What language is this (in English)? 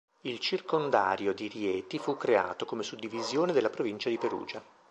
Italian